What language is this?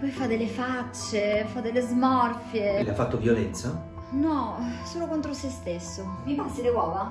Italian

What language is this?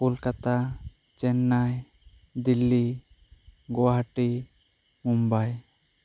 Santali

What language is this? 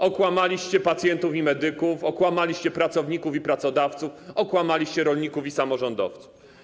Polish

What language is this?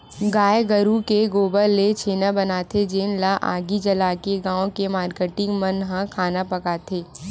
Chhattisgarhi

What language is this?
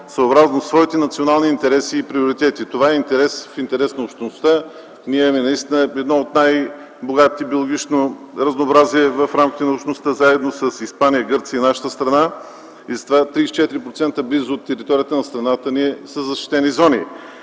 Bulgarian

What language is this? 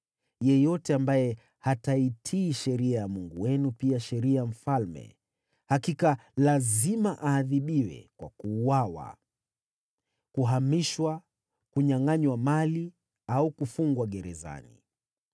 Swahili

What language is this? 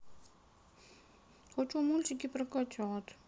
Russian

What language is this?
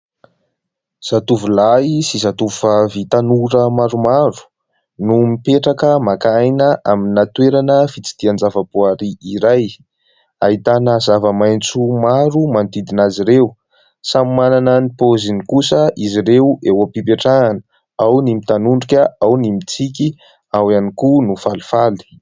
Malagasy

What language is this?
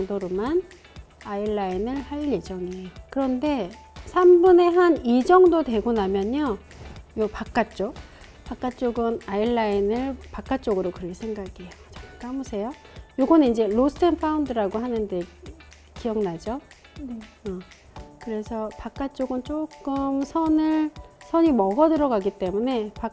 Korean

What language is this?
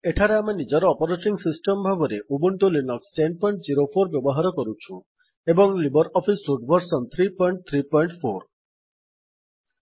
Odia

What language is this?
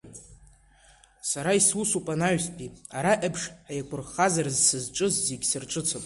Abkhazian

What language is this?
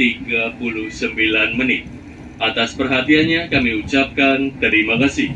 Indonesian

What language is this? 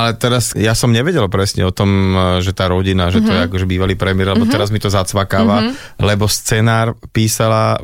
Slovak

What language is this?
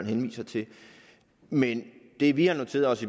Danish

